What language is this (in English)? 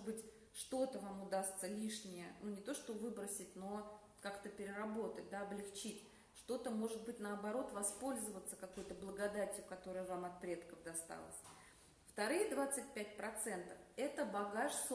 Russian